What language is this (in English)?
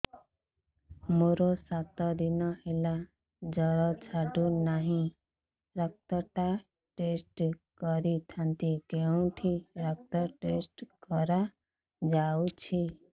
Odia